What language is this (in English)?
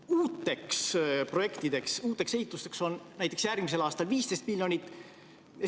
Estonian